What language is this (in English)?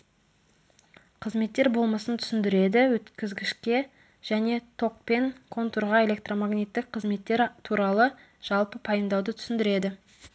Kazakh